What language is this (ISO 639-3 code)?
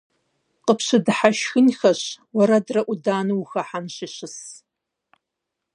kbd